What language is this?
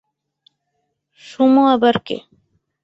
Bangla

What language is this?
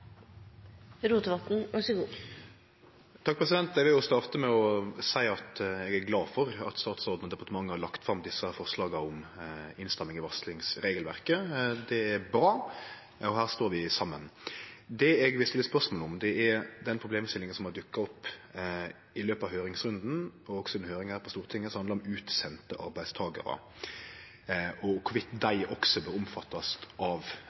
Norwegian Nynorsk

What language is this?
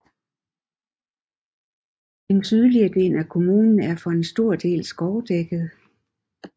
Danish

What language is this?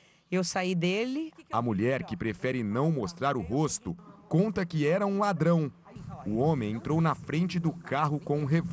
Portuguese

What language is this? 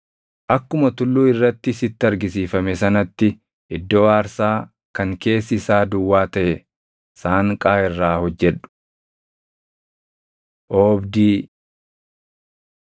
Oromo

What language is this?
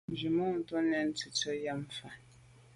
Medumba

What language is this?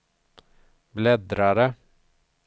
Swedish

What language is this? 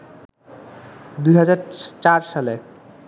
Bangla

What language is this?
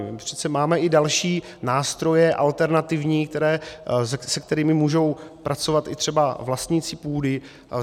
Czech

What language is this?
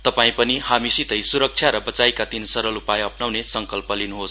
Nepali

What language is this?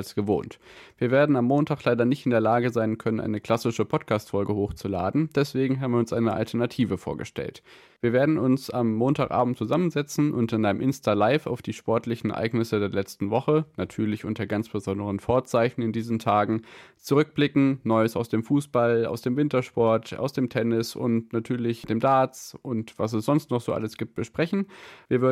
German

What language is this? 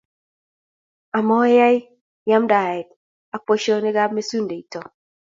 Kalenjin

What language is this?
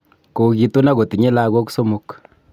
Kalenjin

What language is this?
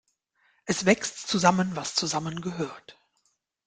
German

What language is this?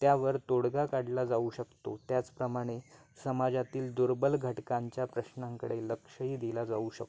Marathi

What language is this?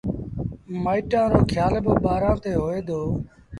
Sindhi Bhil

